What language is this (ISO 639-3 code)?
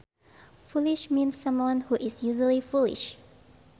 sun